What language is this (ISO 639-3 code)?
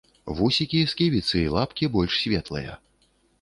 bel